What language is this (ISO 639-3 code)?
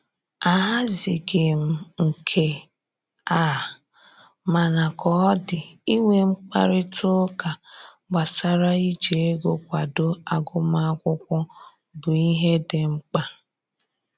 ibo